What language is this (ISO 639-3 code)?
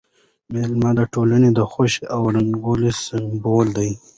pus